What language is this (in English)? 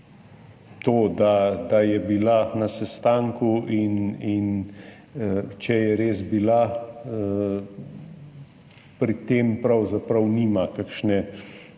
Slovenian